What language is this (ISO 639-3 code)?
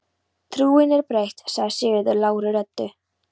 isl